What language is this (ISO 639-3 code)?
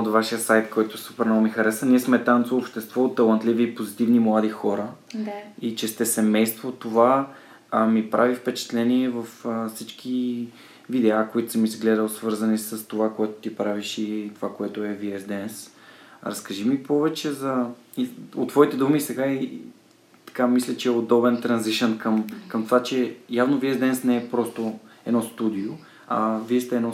bul